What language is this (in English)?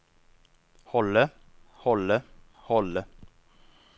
Norwegian